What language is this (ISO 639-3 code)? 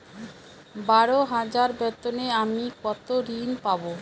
ben